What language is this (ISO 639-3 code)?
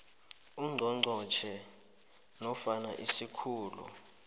nbl